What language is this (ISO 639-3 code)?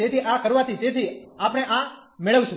guj